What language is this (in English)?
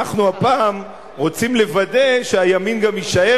Hebrew